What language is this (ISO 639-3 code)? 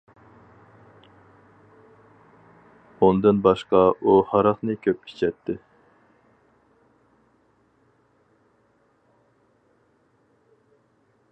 uig